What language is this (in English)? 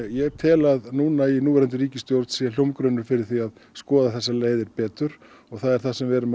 Icelandic